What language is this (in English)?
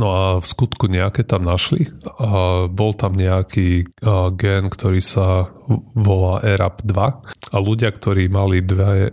Slovak